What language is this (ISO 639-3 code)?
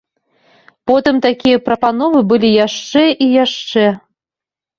bel